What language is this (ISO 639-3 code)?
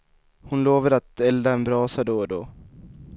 swe